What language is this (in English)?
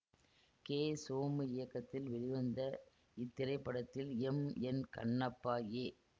Tamil